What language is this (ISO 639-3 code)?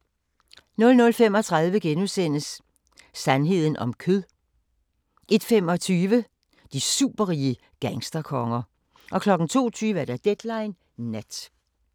dan